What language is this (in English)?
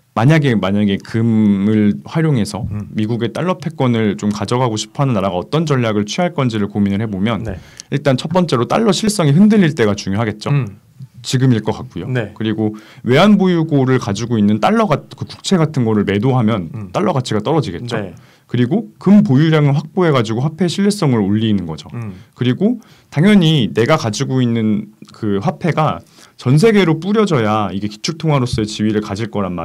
Korean